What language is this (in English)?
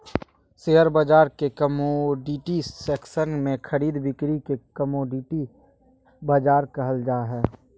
Magahi